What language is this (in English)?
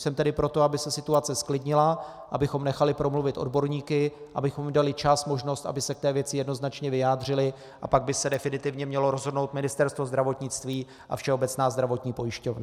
Czech